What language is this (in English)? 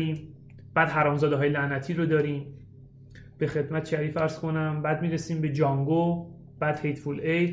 Persian